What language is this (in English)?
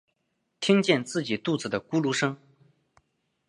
Chinese